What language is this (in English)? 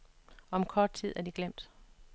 Danish